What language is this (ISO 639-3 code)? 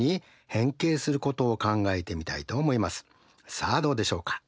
jpn